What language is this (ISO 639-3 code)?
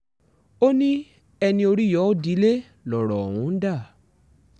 yor